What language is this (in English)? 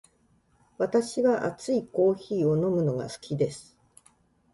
Japanese